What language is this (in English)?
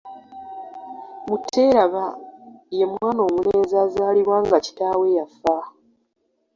Ganda